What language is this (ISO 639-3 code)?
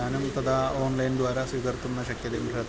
san